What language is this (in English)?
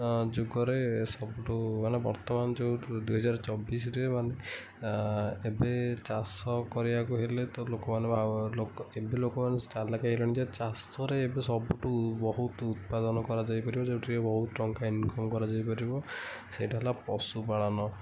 Odia